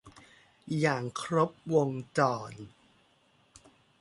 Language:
Thai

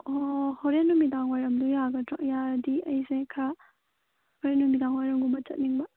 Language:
Manipuri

